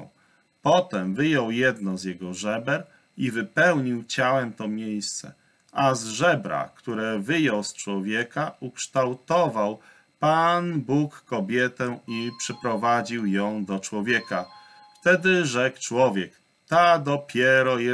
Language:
Polish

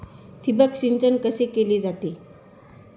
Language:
Marathi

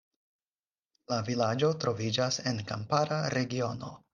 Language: Esperanto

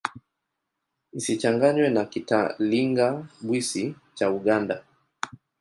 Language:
Swahili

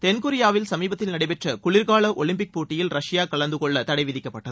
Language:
Tamil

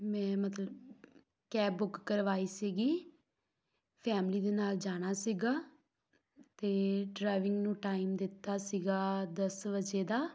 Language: Punjabi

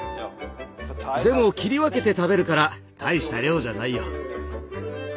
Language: Japanese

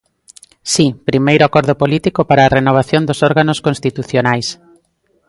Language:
Galician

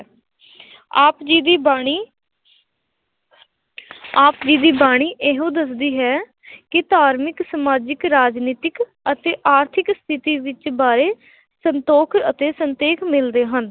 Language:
Punjabi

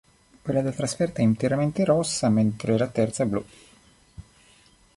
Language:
Italian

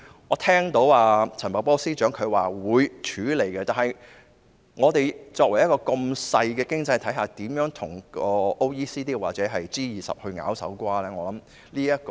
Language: Cantonese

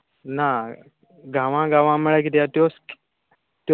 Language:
Konkani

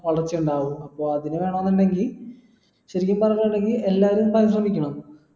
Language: Malayalam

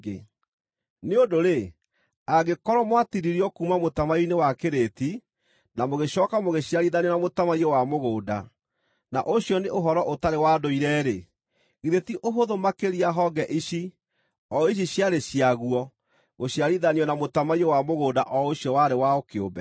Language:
Kikuyu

